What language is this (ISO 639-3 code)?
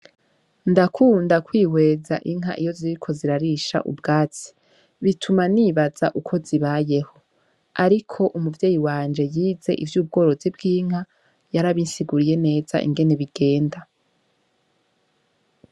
run